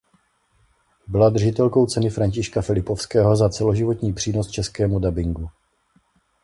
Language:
Czech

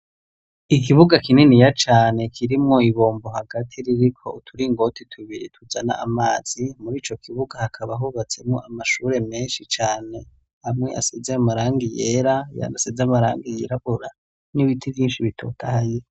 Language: Rundi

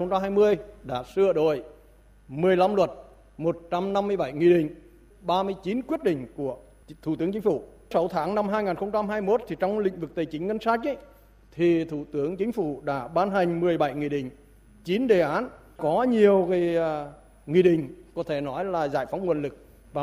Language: Vietnamese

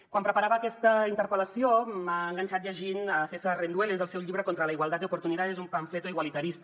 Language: Catalan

